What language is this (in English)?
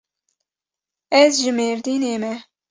Kurdish